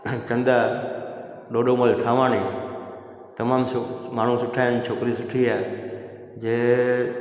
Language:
Sindhi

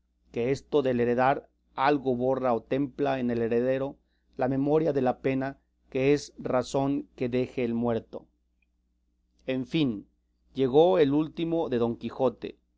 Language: Spanish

